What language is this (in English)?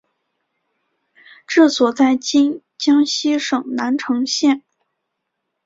Chinese